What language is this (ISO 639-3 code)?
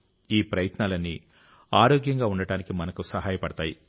tel